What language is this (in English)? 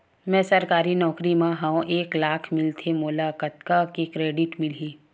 Chhattisgarhi